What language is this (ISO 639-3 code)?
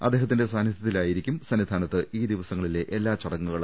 mal